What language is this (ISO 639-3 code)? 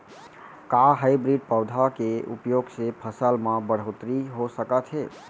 hne